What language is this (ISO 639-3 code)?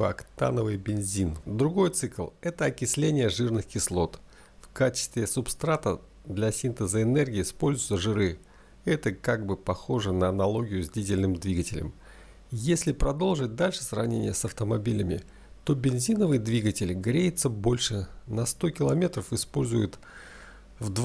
rus